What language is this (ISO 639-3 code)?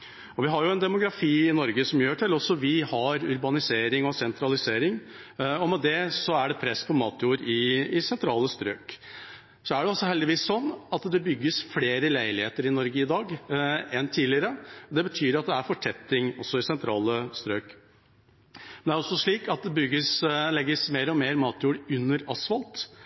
nob